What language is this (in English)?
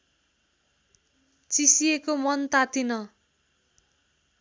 Nepali